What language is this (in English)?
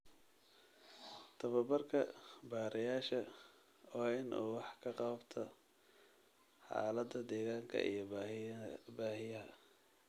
Somali